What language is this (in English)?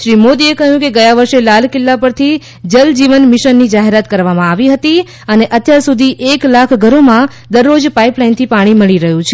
Gujarati